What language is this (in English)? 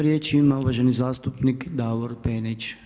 Croatian